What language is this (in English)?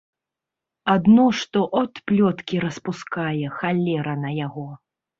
Belarusian